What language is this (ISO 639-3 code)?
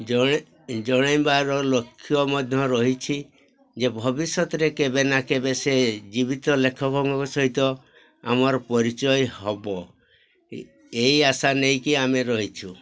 ori